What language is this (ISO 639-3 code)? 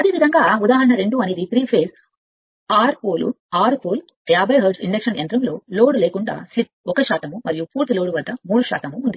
tel